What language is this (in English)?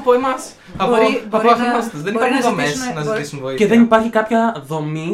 Greek